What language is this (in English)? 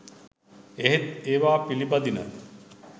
Sinhala